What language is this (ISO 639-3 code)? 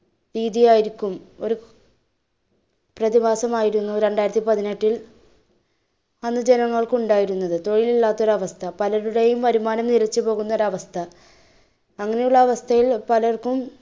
mal